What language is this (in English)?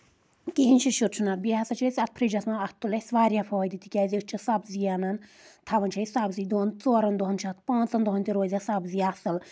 Kashmiri